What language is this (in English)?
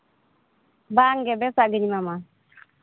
Santali